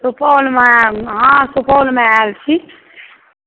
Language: Maithili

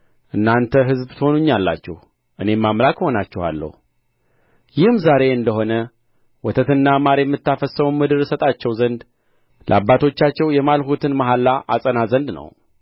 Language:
Amharic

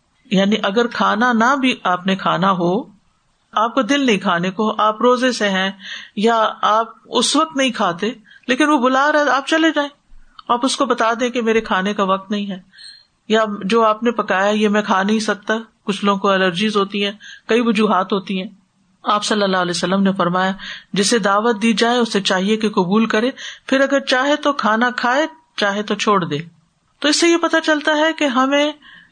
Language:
Urdu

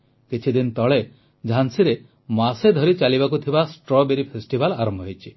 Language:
Odia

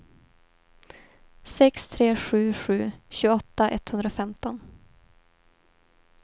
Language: Swedish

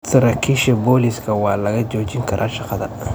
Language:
Somali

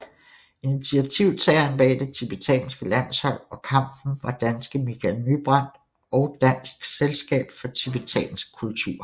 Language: Danish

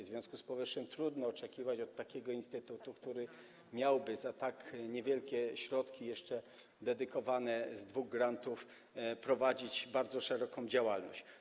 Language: Polish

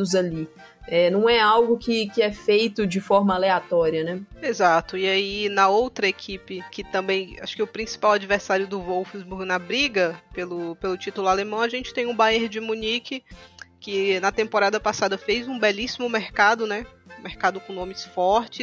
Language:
Portuguese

